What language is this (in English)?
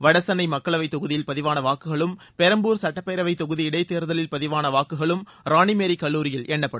Tamil